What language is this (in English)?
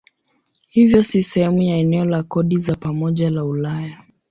Swahili